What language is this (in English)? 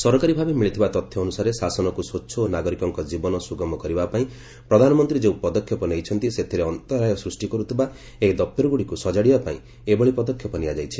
Odia